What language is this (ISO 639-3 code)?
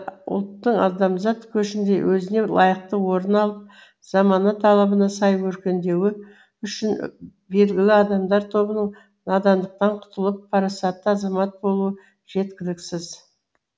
kaz